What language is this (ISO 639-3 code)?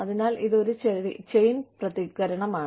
mal